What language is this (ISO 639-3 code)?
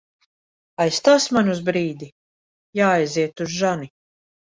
lav